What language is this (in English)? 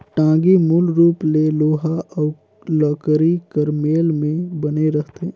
Chhattisgarhi